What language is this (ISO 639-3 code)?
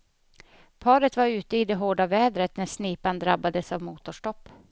swe